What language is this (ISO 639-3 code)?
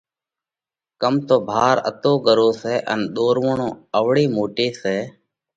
kvx